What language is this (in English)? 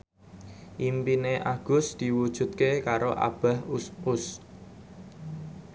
Javanese